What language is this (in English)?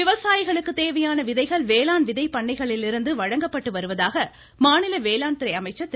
Tamil